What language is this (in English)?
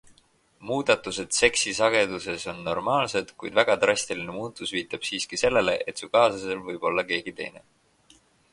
Estonian